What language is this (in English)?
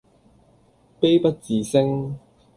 Cantonese